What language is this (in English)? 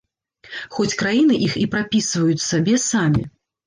Belarusian